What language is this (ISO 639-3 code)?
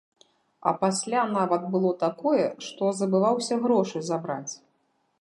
bel